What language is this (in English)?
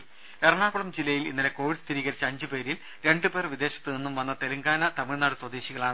Malayalam